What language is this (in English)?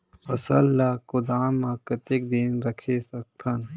Chhattisgarhi